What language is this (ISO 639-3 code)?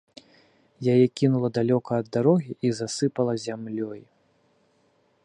bel